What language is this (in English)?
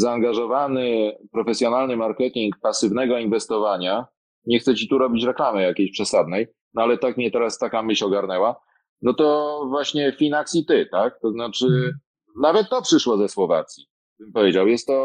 Polish